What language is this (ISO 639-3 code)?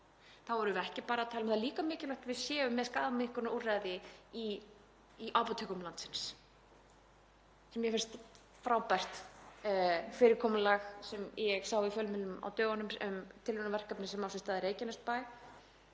isl